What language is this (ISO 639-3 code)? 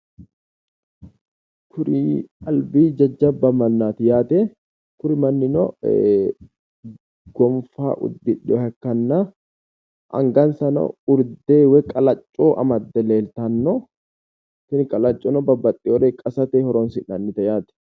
sid